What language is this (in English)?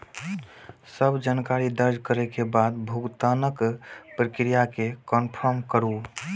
Maithili